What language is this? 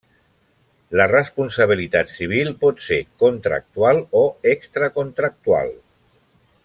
Catalan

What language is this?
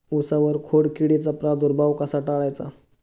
Marathi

